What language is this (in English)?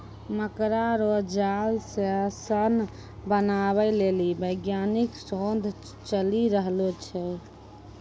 Maithili